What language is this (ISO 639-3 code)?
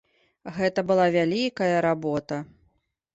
bel